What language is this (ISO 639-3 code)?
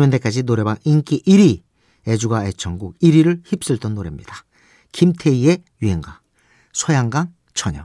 kor